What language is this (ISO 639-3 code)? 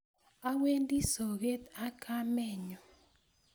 kln